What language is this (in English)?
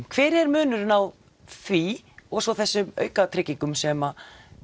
Icelandic